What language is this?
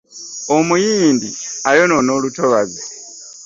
Ganda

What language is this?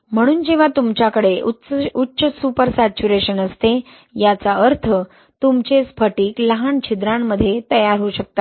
Marathi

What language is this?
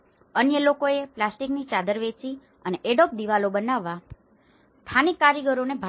Gujarati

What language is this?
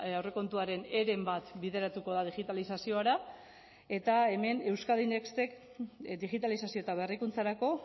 Basque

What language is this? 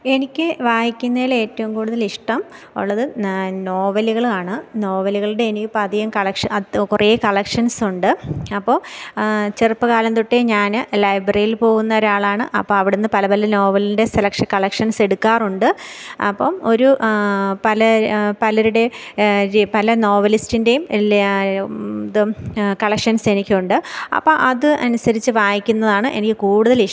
Malayalam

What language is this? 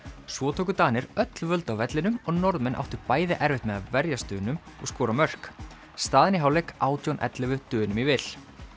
Icelandic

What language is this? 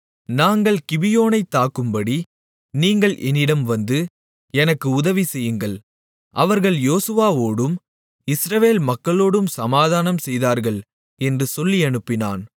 Tamil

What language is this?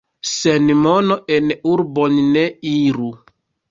Esperanto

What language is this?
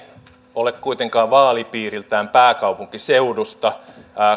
Finnish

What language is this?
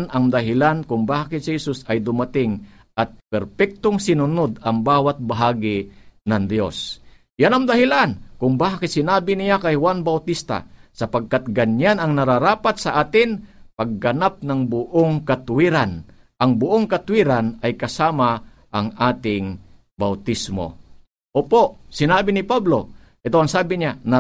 Filipino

